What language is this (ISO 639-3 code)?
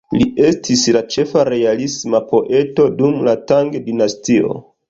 epo